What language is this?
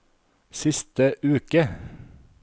Norwegian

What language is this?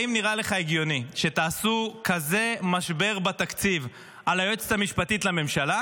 Hebrew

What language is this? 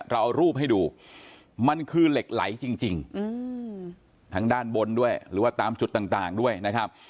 Thai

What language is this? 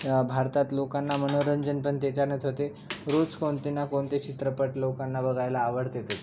Marathi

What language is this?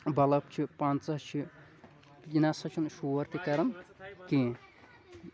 Kashmiri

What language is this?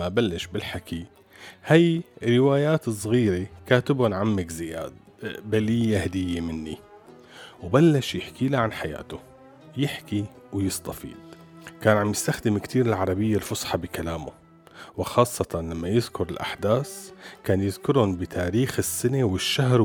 Arabic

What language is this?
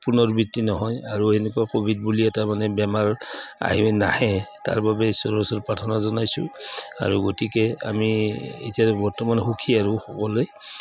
Assamese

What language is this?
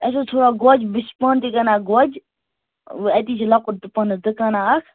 Kashmiri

